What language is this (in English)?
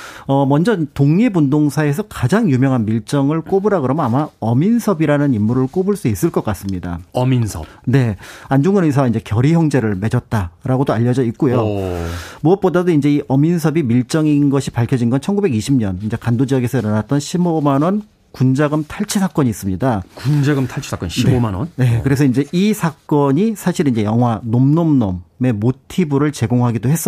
Korean